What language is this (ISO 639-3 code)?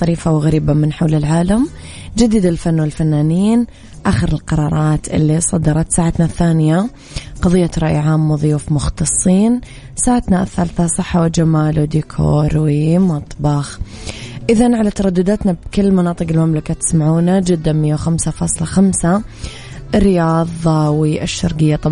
ara